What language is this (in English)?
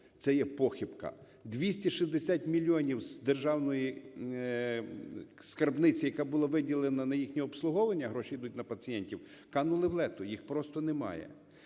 Ukrainian